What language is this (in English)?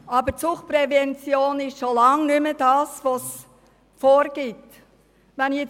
Swiss German